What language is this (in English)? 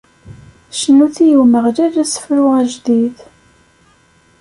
Kabyle